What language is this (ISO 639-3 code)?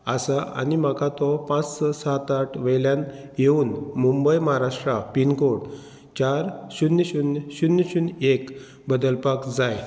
kok